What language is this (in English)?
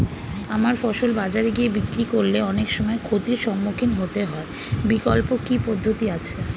Bangla